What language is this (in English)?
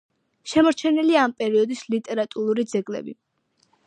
Georgian